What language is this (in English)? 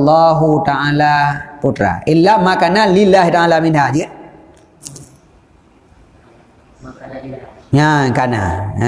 Malay